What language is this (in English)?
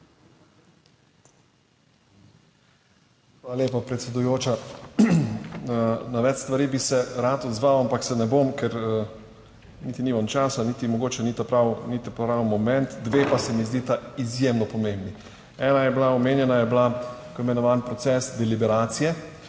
Slovenian